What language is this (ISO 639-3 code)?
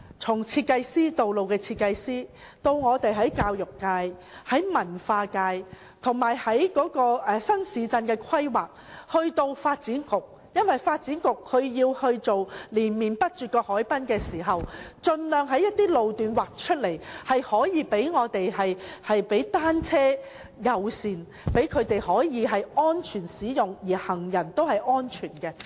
yue